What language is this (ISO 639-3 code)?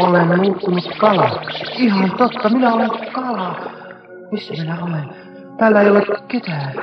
fin